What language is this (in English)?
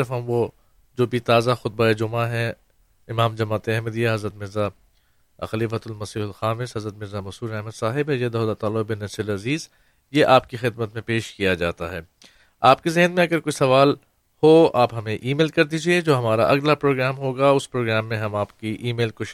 Urdu